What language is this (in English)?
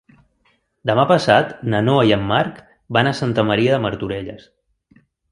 Catalan